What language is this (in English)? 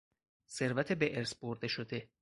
Persian